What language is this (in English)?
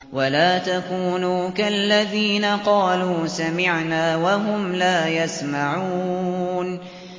Arabic